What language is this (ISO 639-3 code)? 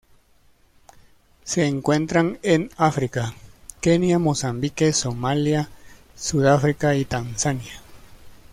spa